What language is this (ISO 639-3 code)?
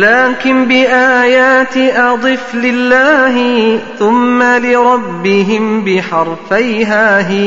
ara